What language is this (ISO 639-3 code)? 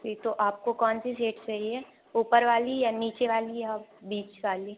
hin